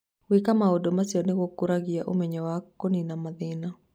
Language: Kikuyu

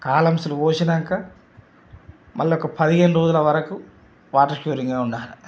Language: Telugu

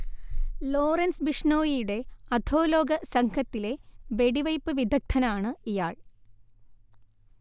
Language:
Malayalam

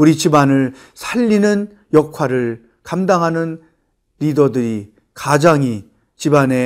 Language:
Korean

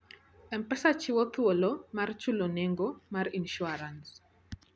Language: Luo (Kenya and Tanzania)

